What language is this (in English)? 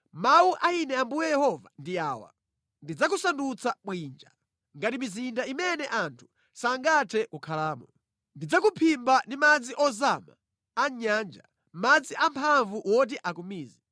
Nyanja